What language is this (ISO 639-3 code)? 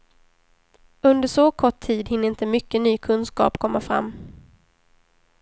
swe